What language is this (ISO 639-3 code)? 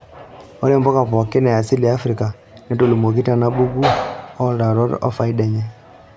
mas